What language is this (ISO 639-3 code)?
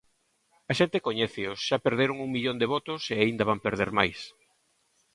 glg